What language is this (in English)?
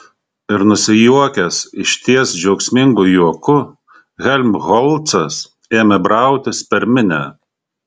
Lithuanian